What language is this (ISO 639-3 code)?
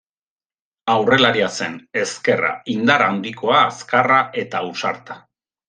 eus